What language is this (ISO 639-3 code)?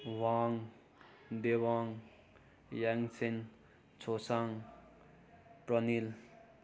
nep